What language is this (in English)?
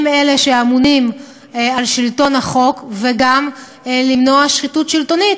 Hebrew